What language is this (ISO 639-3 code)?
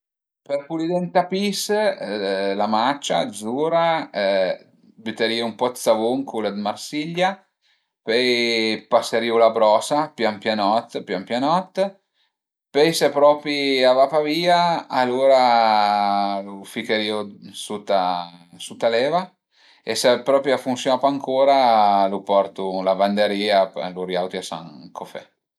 pms